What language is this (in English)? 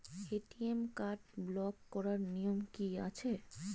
Bangla